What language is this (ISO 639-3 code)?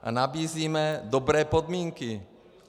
ces